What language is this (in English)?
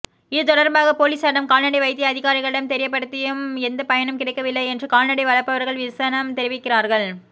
Tamil